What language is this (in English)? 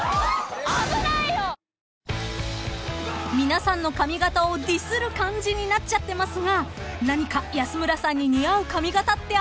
Japanese